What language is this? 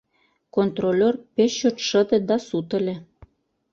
Mari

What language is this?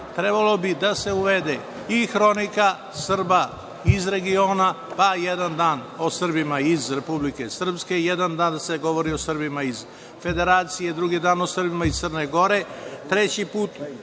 Serbian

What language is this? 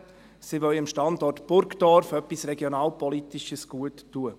Swiss German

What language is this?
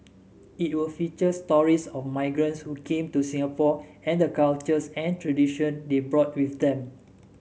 English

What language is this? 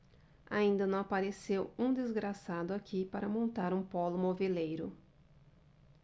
Portuguese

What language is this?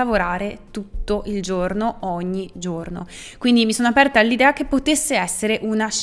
Italian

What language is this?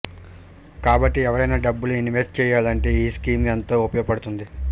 Telugu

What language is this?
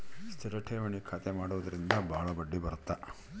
Kannada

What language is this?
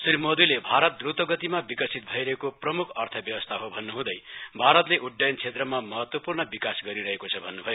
Nepali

